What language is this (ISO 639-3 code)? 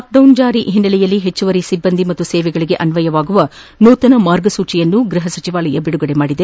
kan